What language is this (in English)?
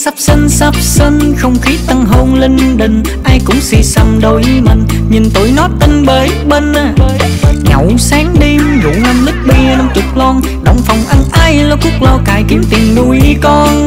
Vietnamese